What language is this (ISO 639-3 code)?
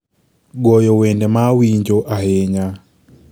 luo